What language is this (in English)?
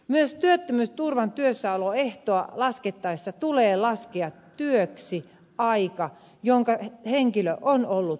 Finnish